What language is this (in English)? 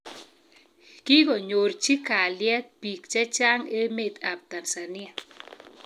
Kalenjin